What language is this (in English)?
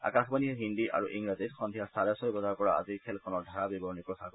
Assamese